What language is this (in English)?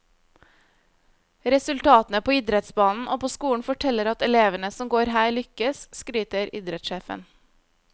Norwegian